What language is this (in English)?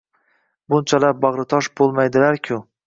Uzbek